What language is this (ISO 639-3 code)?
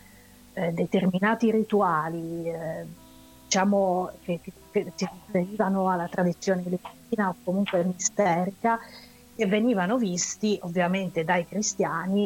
ita